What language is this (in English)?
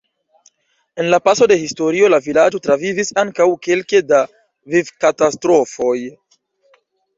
Esperanto